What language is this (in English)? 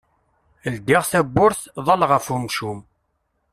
Kabyle